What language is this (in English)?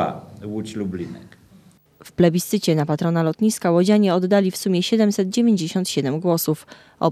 Polish